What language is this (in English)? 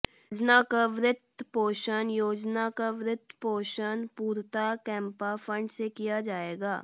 Hindi